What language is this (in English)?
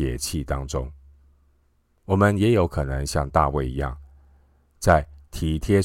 Chinese